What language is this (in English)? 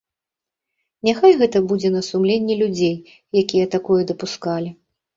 Belarusian